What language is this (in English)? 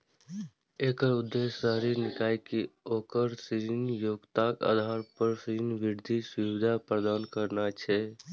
Maithili